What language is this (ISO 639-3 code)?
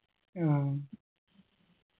mal